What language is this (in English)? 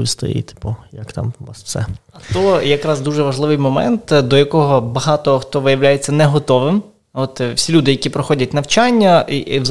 Ukrainian